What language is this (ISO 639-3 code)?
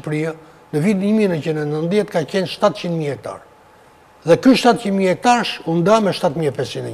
ron